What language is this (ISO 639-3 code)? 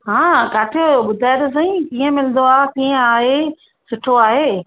snd